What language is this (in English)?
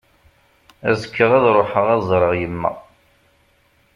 Kabyle